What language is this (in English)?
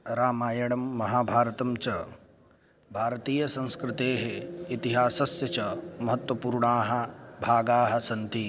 Sanskrit